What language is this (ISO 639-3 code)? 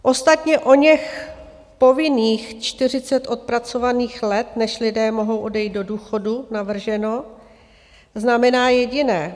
ces